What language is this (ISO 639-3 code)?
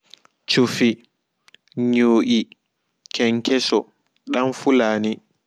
ful